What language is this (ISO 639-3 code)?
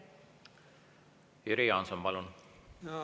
est